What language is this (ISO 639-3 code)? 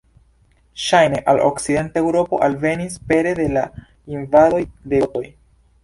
epo